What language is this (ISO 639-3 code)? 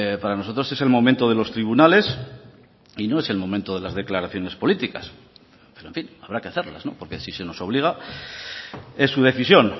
spa